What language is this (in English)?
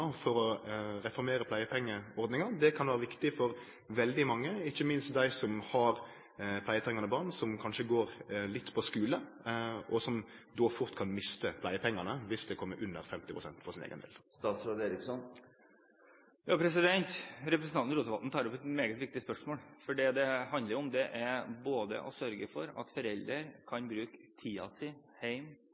Norwegian